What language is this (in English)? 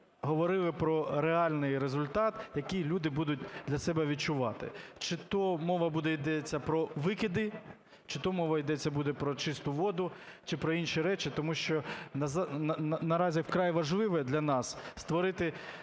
Ukrainian